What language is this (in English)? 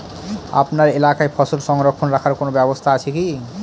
Bangla